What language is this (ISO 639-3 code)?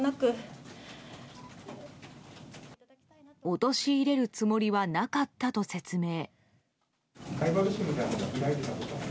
jpn